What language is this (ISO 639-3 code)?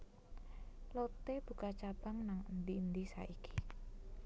jav